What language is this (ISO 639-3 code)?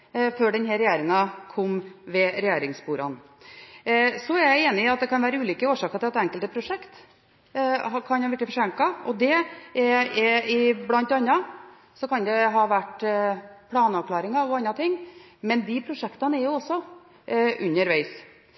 nob